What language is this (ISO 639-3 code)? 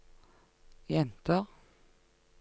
nor